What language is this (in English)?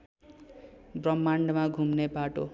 Nepali